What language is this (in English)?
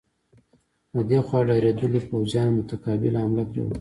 Pashto